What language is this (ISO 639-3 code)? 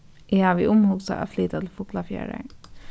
fao